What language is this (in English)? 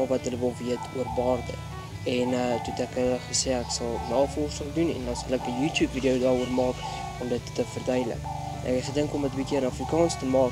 Dutch